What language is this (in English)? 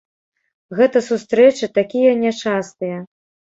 Belarusian